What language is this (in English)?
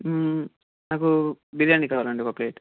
Telugu